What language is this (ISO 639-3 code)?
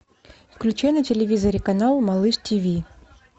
rus